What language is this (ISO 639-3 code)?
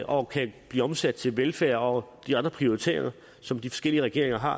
dan